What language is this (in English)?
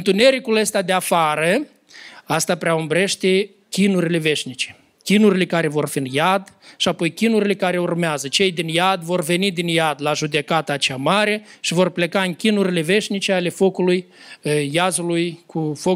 Romanian